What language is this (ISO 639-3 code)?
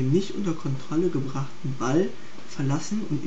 deu